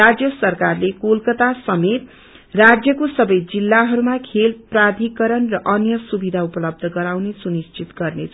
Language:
Nepali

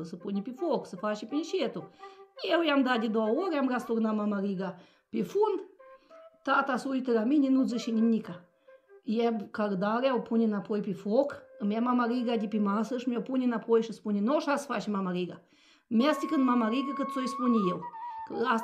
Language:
Romanian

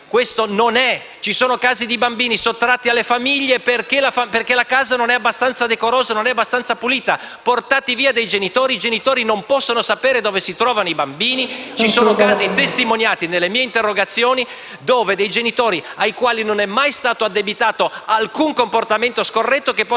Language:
Italian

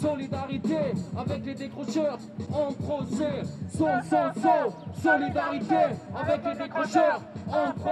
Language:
French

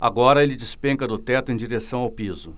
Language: Portuguese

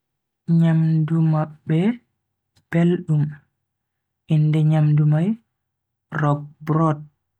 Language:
Bagirmi Fulfulde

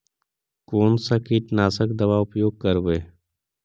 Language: Magahi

